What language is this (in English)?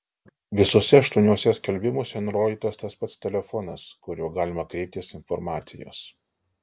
Lithuanian